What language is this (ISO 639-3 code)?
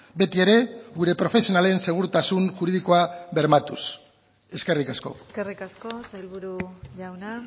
eus